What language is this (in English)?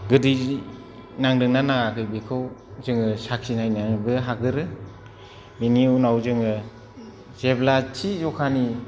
Bodo